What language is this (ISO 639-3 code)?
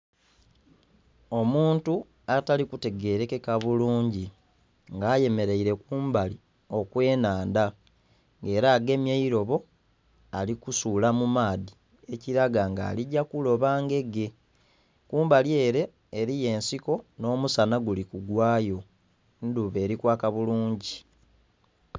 xog